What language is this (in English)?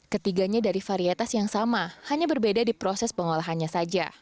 Indonesian